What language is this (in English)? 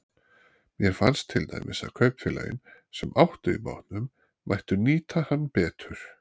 Icelandic